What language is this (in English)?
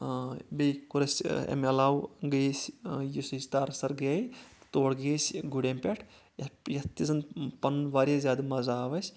Kashmiri